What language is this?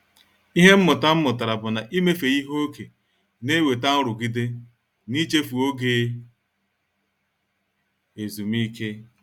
Igbo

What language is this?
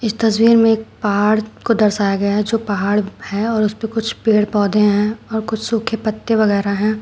Hindi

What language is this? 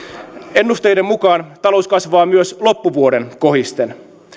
Finnish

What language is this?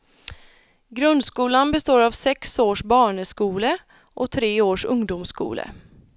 Swedish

